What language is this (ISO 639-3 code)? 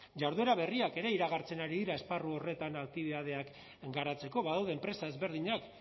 eus